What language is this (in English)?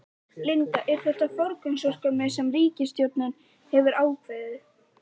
Icelandic